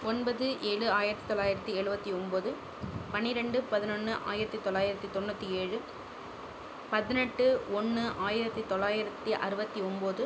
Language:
Tamil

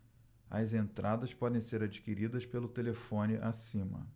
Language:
Portuguese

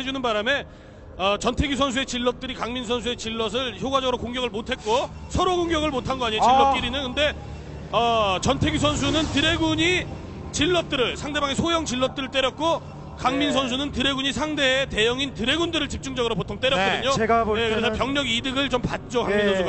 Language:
Korean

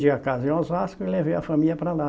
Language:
Portuguese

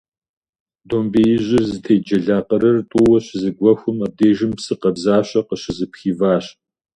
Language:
Kabardian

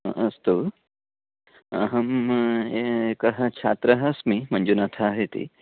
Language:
Sanskrit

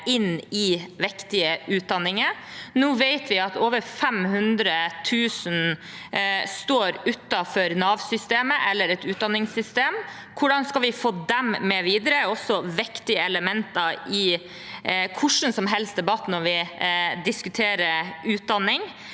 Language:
Norwegian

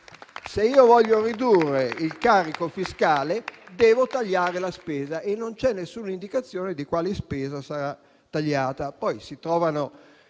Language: Italian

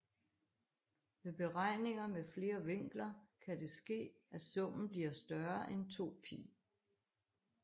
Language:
Danish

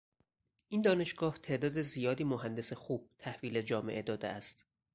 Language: Persian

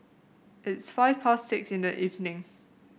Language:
English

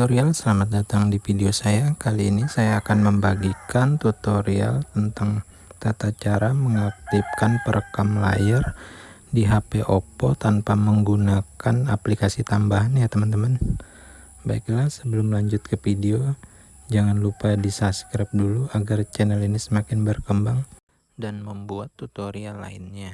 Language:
Indonesian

